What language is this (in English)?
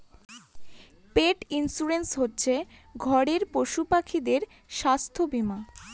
Bangla